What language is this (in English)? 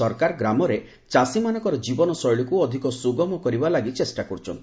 Odia